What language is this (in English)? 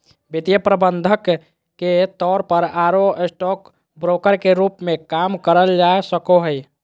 Magahi